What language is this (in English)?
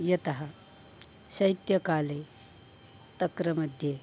Sanskrit